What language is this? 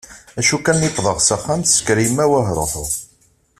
Kabyle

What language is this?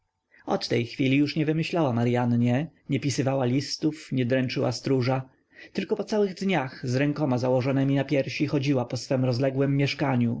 Polish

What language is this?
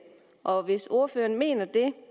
Danish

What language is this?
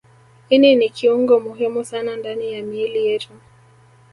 Swahili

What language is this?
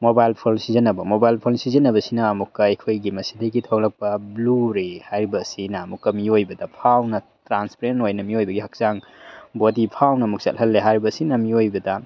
Manipuri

